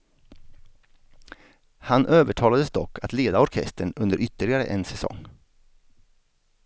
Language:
Swedish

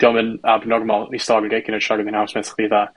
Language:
Welsh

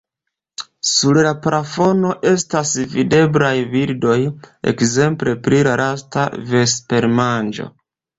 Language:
Esperanto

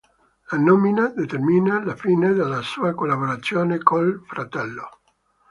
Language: Italian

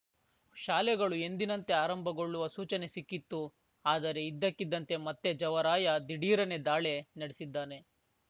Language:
Kannada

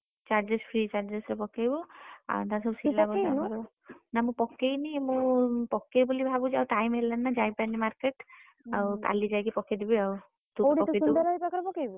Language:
Odia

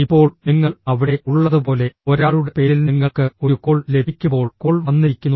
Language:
Malayalam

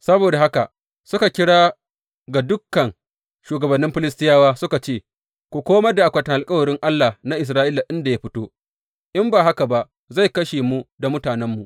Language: Hausa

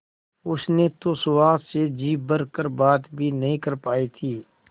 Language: Hindi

